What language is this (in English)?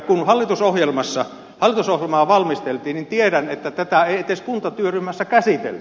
Finnish